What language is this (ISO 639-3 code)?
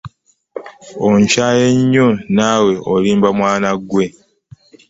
lug